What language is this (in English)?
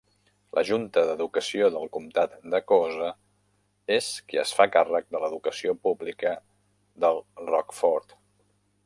Catalan